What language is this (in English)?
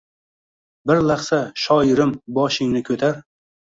Uzbek